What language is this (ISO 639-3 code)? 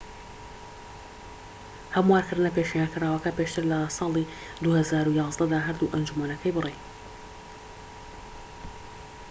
ckb